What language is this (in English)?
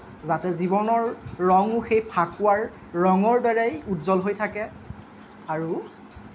Assamese